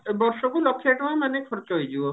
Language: Odia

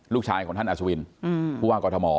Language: Thai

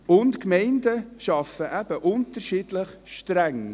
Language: Swiss German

